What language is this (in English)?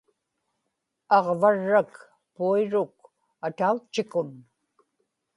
Inupiaq